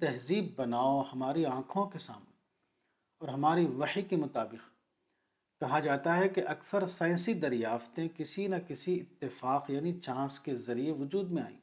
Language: Urdu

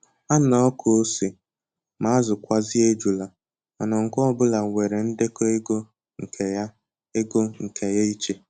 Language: Igbo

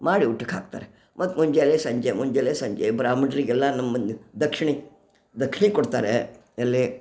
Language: Kannada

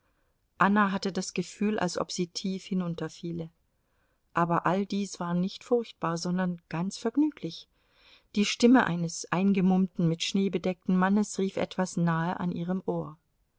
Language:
German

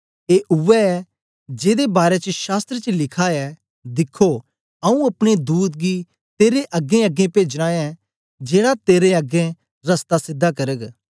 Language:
Dogri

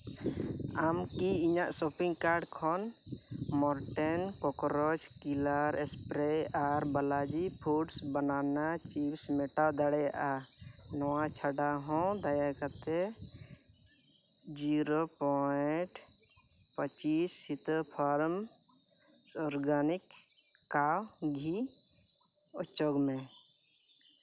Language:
Santali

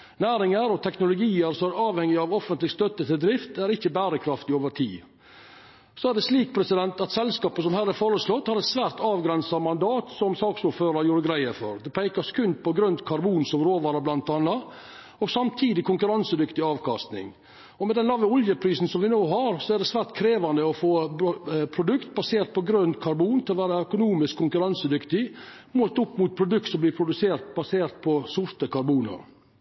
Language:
Norwegian Nynorsk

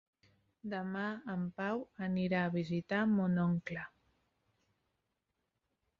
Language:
Catalan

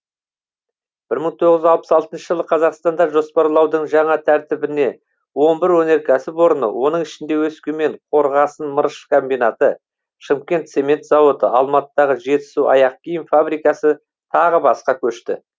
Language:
Kazakh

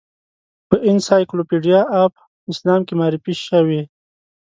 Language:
Pashto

